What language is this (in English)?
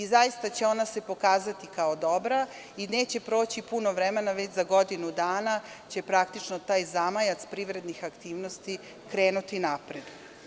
Serbian